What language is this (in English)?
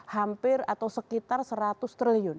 Indonesian